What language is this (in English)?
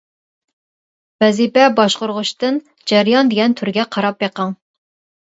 Uyghur